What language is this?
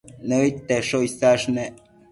Matsés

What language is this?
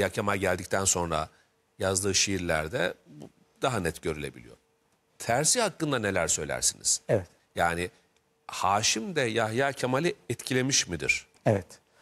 Turkish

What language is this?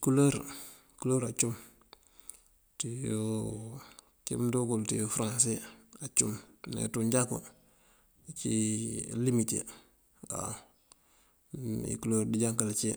Mandjak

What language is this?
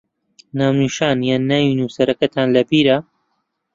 Central Kurdish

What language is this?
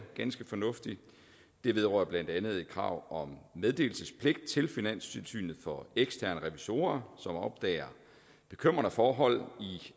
Danish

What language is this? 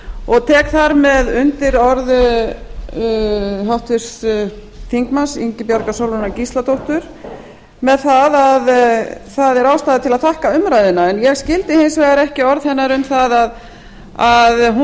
Icelandic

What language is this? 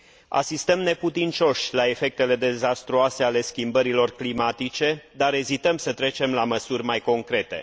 Romanian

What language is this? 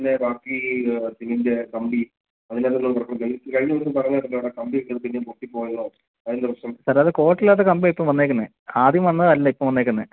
Malayalam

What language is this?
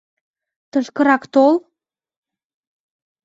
Mari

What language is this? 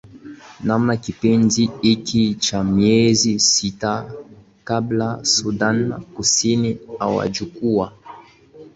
Swahili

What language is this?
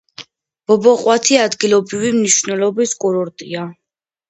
Georgian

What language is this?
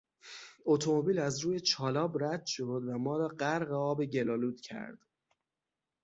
Persian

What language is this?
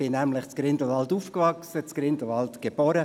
Swiss German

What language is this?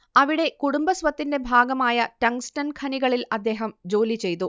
Malayalam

